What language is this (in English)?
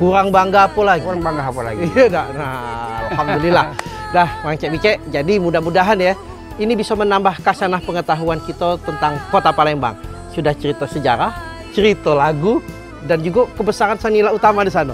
Indonesian